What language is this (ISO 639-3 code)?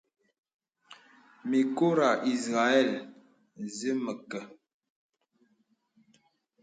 beb